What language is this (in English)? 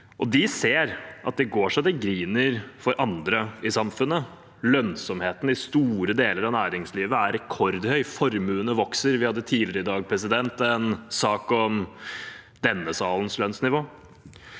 Norwegian